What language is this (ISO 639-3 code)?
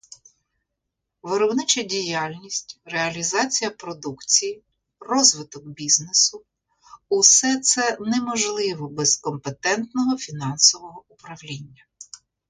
ukr